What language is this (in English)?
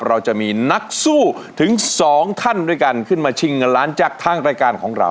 Thai